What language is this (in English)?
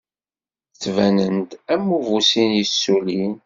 Kabyle